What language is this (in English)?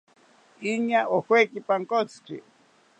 South Ucayali Ashéninka